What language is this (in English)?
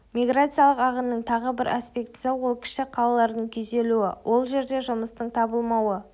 Kazakh